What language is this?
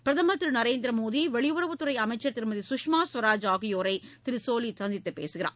Tamil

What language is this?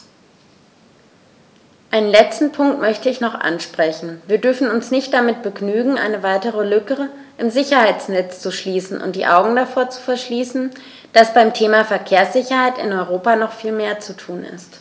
German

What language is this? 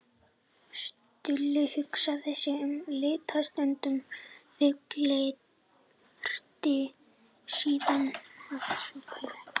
Icelandic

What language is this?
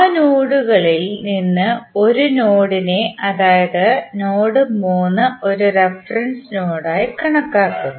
Malayalam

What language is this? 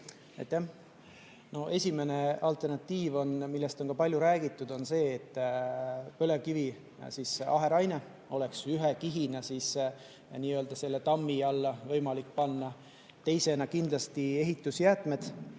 Estonian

